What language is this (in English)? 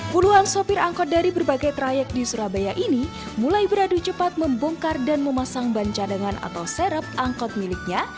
Indonesian